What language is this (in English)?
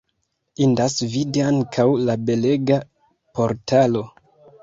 Esperanto